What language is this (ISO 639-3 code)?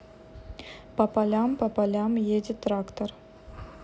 rus